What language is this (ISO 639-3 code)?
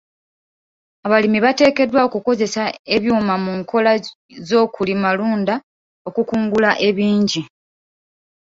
lug